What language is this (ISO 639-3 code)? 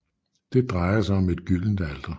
dan